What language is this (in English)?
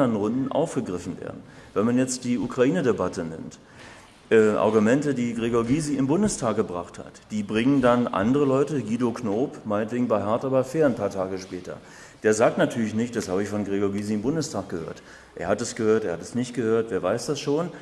German